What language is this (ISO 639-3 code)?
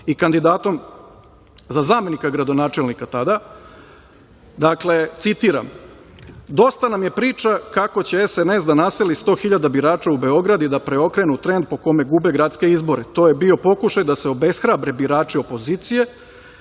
srp